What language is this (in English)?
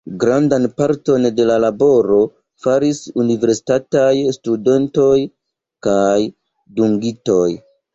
Esperanto